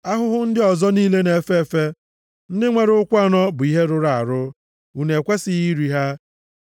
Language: Igbo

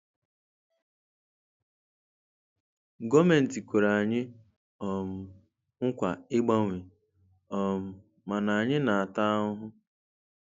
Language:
Igbo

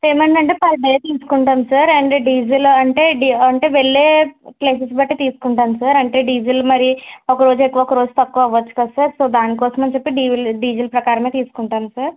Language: Telugu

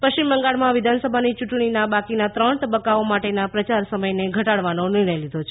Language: Gujarati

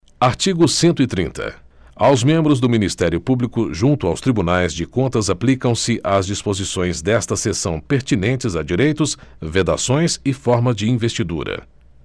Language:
Portuguese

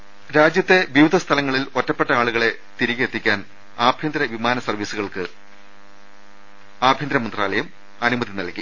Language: Malayalam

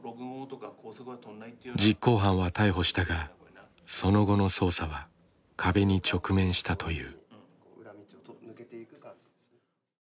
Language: Japanese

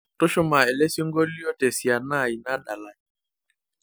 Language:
Masai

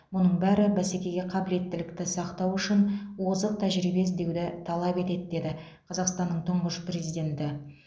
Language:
Kazakh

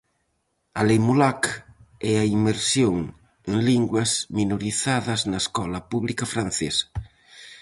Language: Galician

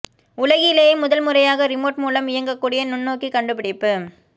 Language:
Tamil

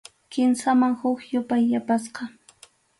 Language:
Arequipa-La Unión Quechua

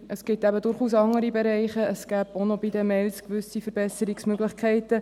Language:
Swiss German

